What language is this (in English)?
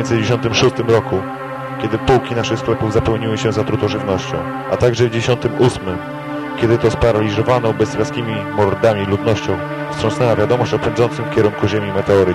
Polish